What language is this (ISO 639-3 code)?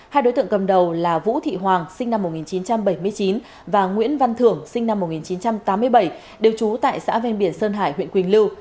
vie